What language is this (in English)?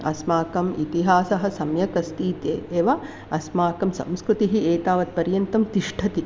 Sanskrit